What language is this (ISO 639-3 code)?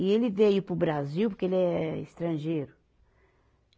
por